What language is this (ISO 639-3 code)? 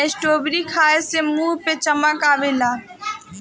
bho